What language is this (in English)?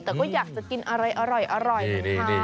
Thai